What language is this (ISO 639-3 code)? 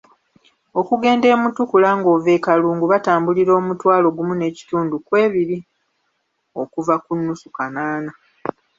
lug